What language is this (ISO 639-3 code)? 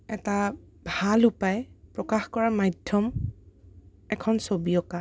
asm